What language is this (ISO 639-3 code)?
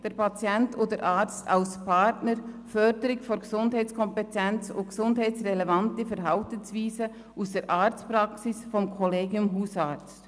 gsw